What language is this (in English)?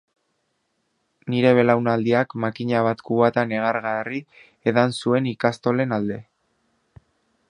Basque